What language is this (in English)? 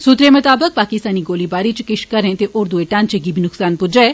Dogri